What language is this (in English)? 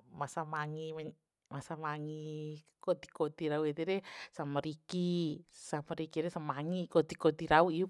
Bima